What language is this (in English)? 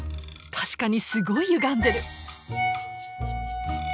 Japanese